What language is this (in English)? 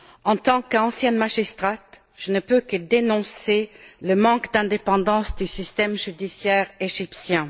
French